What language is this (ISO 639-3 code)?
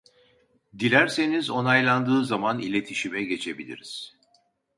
tur